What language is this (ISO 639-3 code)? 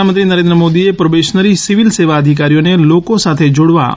guj